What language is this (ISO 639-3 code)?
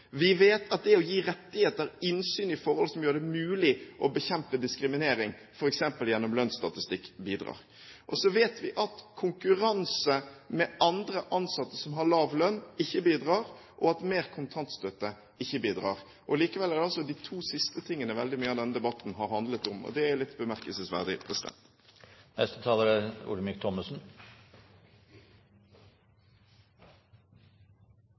nob